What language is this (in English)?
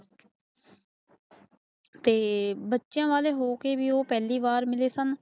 Punjabi